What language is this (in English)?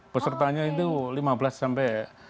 Indonesian